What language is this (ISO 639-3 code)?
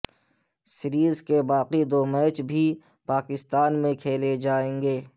urd